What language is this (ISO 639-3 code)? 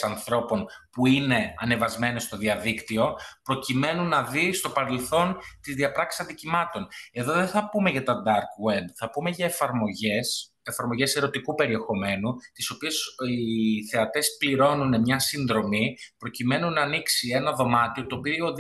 ell